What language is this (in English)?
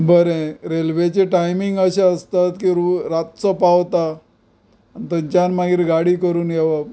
Konkani